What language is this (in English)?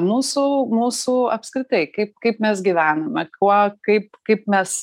Lithuanian